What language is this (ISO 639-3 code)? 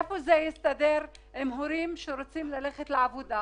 heb